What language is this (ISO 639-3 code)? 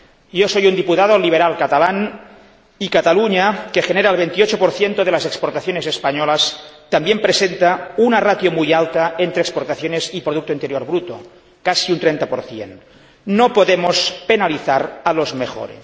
spa